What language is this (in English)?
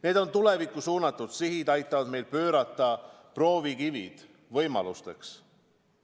Estonian